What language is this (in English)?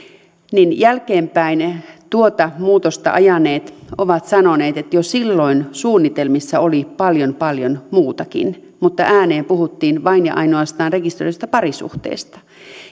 Finnish